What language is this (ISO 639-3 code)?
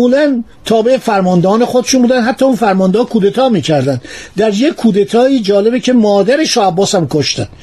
fas